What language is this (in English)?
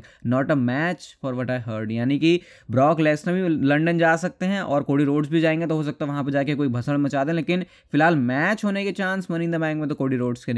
Hindi